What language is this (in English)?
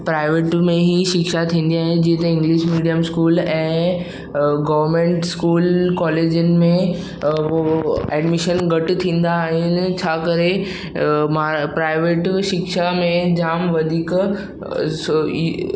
Sindhi